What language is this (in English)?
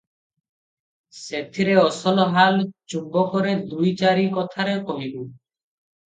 Odia